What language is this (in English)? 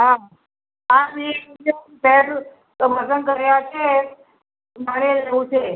Gujarati